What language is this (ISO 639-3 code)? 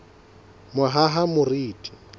sot